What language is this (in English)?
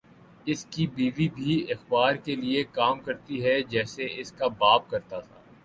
Urdu